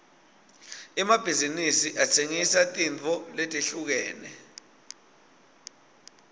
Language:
Swati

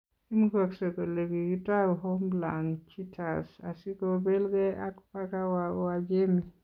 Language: Kalenjin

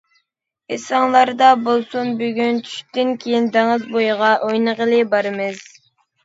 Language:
Uyghur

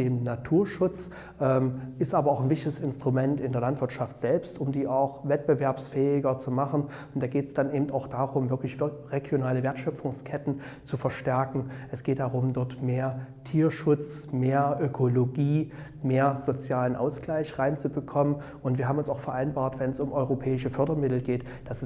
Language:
German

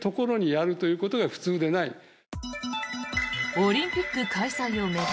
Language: Japanese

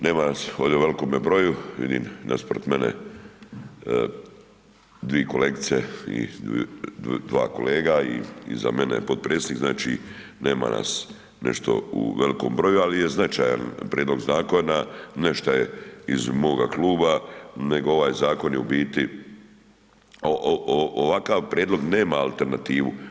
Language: Croatian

